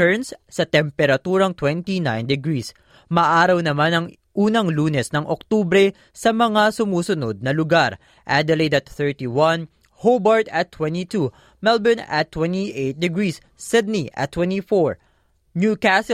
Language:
Filipino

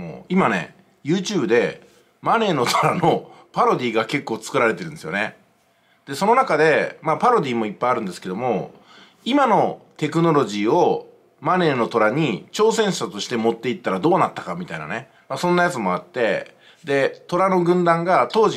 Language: Japanese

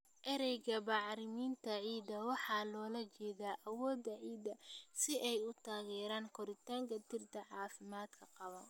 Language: Somali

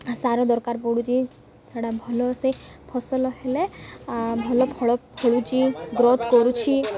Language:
Odia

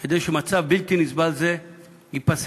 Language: Hebrew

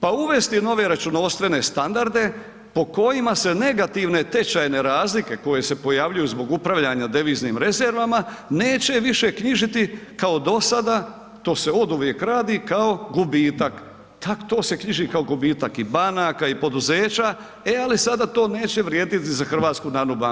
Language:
Croatian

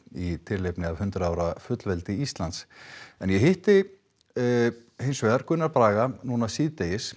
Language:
Icelandic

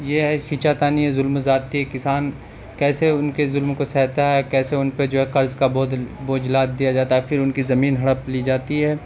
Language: Urdu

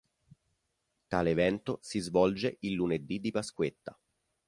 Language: Italian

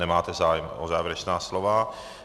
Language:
Czech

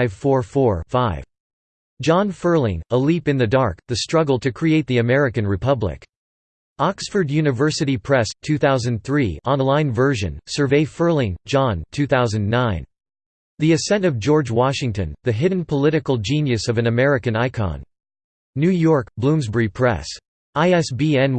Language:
English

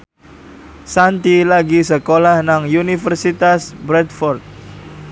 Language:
Javanese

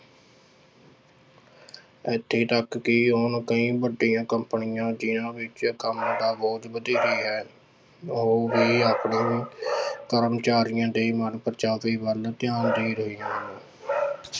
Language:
Punjabi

